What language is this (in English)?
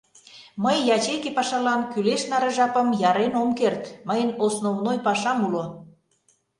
Mari